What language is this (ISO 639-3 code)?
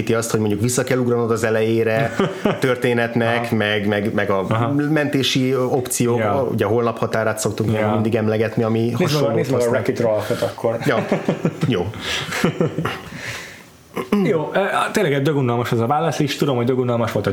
hun